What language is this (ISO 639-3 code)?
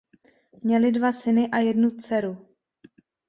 ces